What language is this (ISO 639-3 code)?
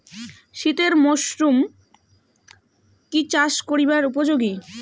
ben